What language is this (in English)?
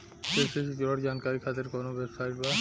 Bhojpuri